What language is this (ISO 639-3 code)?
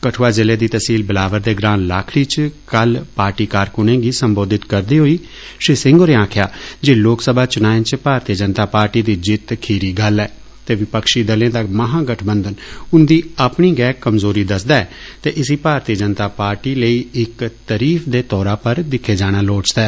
doi